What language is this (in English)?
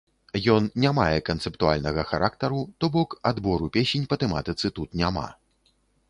Belarusian